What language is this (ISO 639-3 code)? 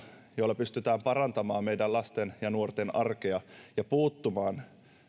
fin